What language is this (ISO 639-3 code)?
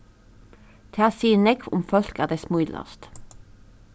fao